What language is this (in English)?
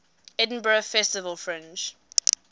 English